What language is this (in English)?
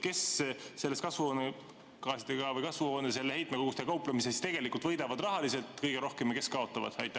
Estonian